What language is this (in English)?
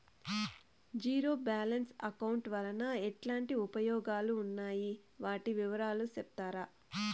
Telugu